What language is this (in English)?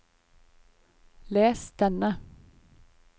Norwegian